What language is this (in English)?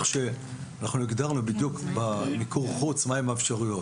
Hebrew